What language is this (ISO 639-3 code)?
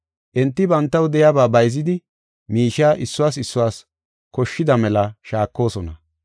gof